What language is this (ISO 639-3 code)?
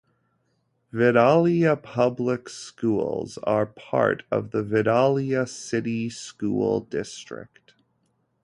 eng